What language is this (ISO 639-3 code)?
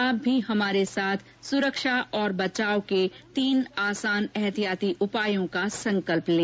hin